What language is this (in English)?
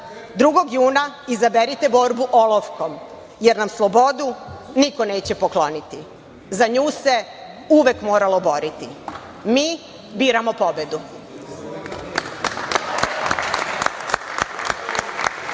Serbian